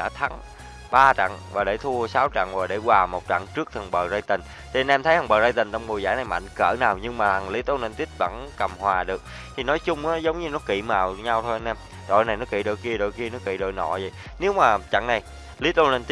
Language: Vietnamese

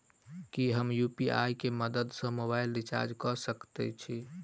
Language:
Maithili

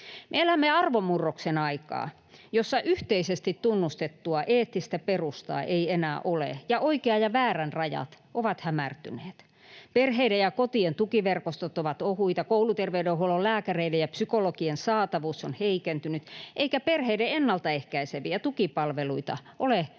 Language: Finnish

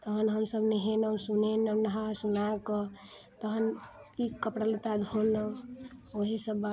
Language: Maithili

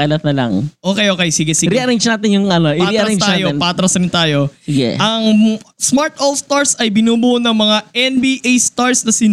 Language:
Filipino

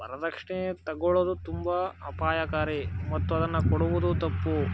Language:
Kannada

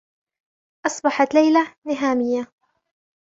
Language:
Arabic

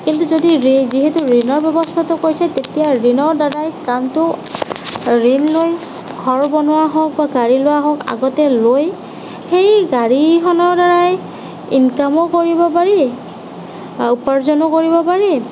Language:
Assamese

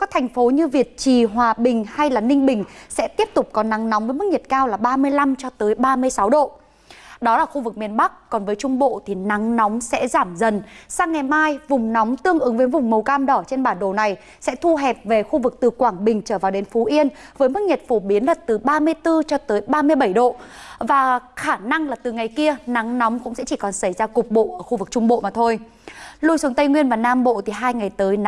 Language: Vietnamese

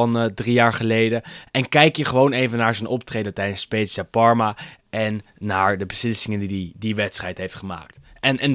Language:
Dutch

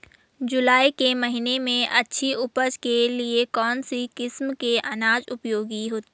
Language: Hindi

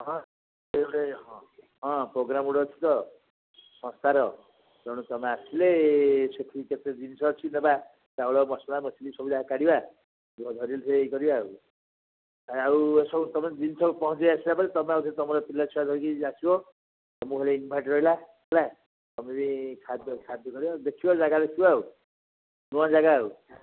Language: Odia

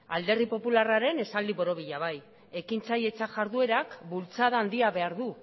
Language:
Basque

